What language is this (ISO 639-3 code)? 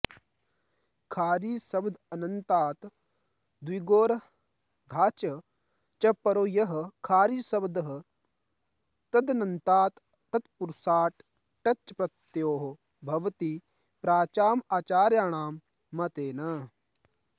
san